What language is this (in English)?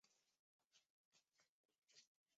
Chinese